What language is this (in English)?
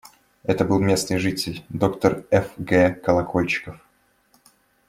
Russian